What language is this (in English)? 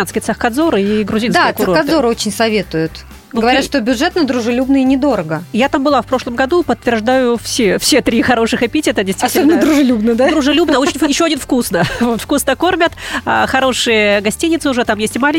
Russian